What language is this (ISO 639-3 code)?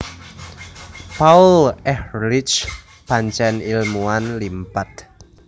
jav